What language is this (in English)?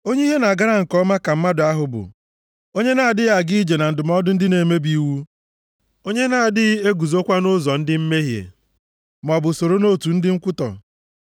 Igbo